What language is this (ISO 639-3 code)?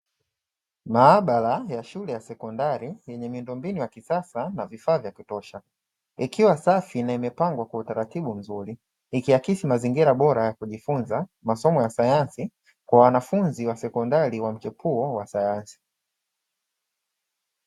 swa